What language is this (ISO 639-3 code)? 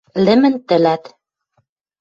mrj